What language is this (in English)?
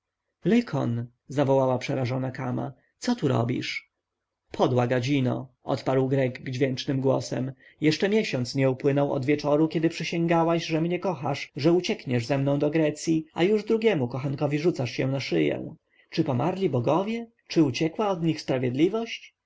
Polish